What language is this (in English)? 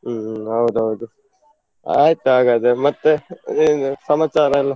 Kannada